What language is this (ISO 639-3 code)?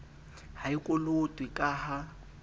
sot